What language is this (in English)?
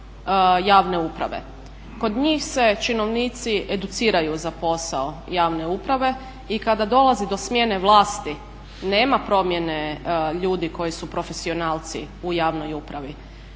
Croatian